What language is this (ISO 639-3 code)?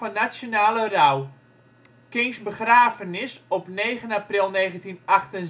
nld